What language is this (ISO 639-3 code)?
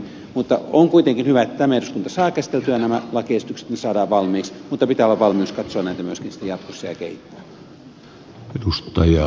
fin